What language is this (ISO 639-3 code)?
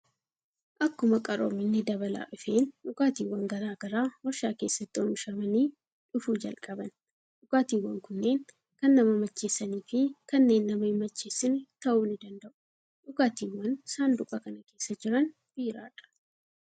orm